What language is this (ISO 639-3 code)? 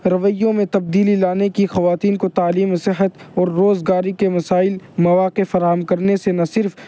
urd